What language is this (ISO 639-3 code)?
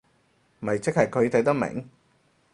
yue